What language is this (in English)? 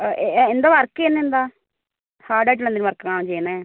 Malayalam